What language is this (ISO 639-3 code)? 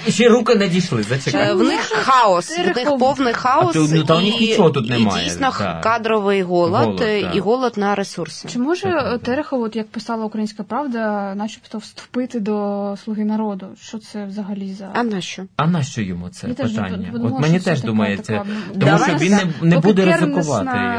ukr